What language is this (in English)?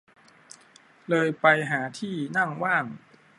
Thai